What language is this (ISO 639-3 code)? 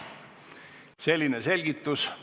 est